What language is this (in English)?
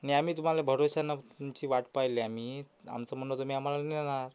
Marathi